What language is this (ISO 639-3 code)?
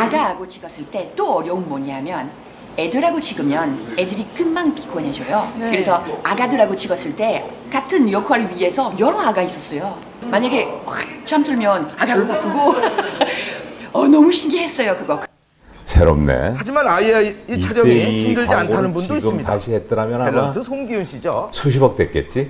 kor